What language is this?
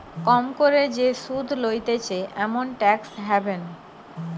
Bangla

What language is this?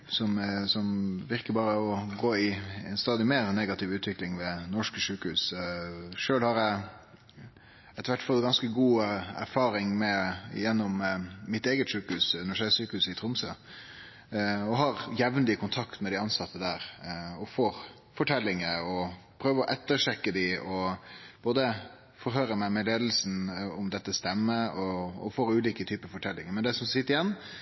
Norwegian Nynorsk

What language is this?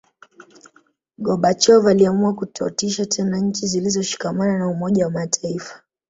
Swahili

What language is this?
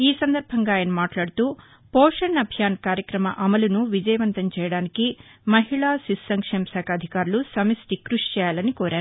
Telugu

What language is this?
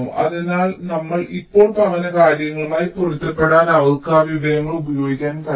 Malayalam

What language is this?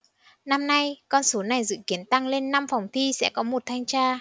Vietnamese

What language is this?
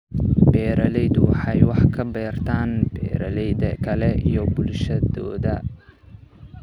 Somali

